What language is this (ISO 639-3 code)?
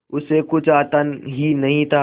hin